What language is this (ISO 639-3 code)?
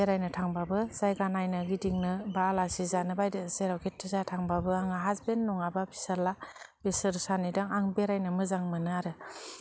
brx